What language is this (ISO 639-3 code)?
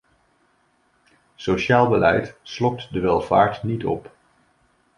nld